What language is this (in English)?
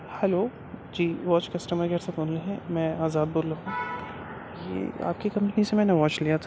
Urdu